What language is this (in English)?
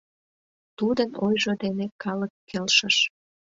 Mari